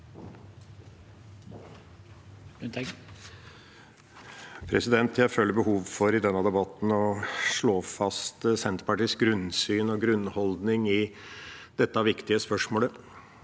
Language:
Norwegian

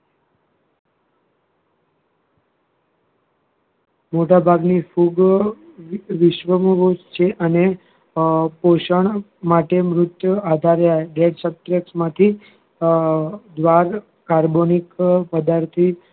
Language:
Gujarati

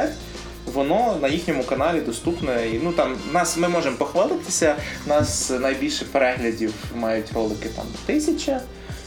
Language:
Ukrainian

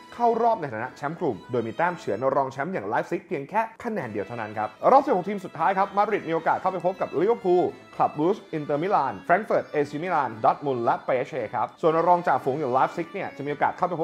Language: Thai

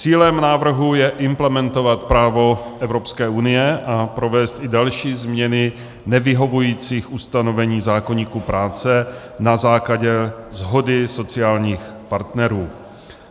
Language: Czech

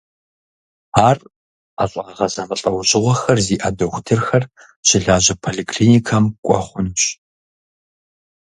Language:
Kabardian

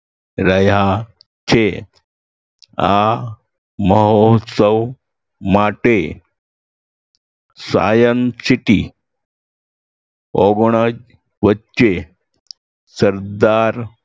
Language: Gujarati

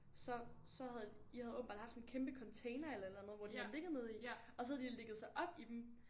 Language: Danish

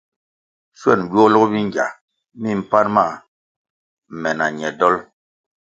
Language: Kwasio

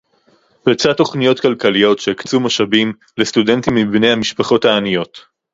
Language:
Hebrew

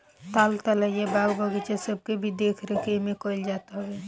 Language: Bhojpuri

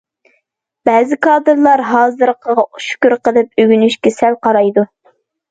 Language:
Uyghur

